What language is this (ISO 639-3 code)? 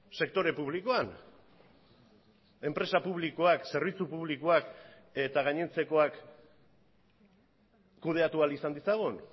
eus